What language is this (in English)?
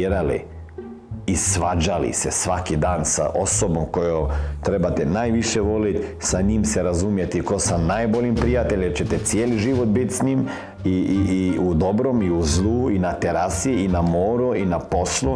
Croatian